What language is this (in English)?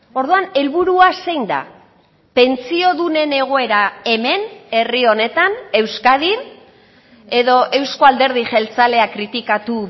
Basque